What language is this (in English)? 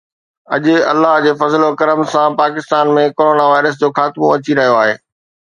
Sindhi